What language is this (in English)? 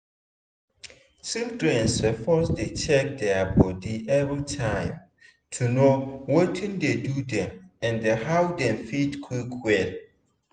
Nigerian Pidgin